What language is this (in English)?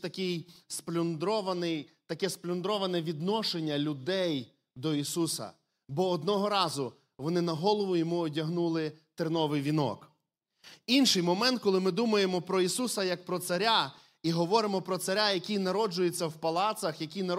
Ukrainian